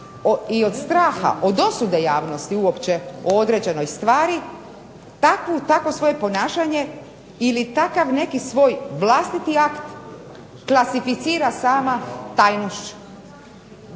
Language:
Croatian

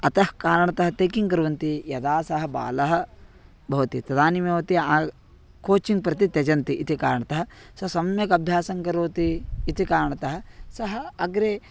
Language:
Sanskrit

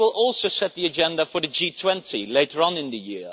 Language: English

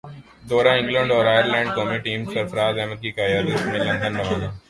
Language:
Urdu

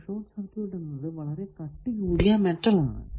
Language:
Malayalam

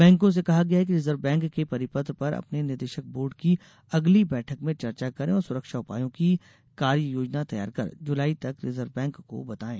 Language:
Hindi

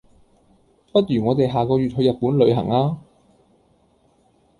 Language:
Cantonese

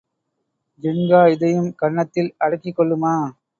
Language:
Tamil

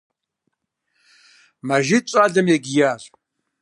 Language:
Kabardian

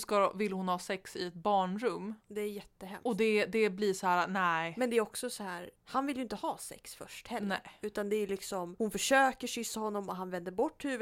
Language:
Swedish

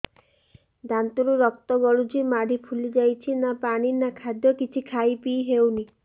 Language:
Odia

